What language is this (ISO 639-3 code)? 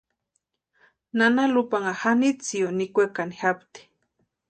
pua